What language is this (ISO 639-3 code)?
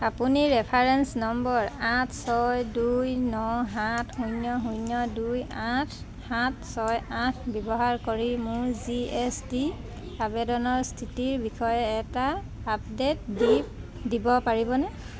asm